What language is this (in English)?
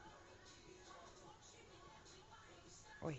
Russian